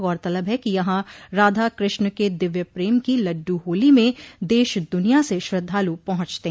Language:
Hindi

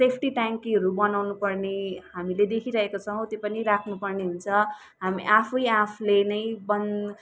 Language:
Nepali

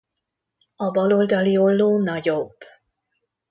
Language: Hungarian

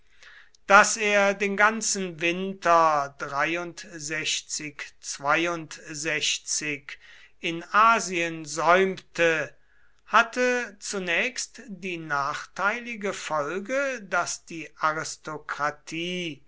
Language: German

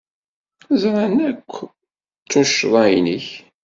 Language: Kabyle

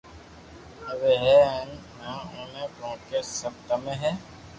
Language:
Loarki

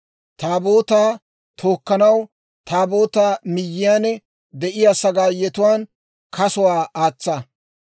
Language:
Dawro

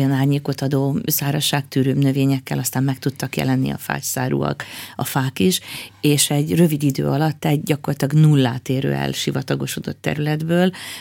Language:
Hungarian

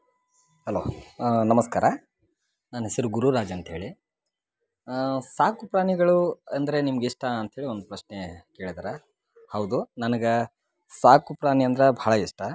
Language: Kannada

